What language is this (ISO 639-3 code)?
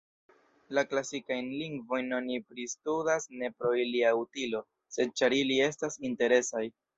epo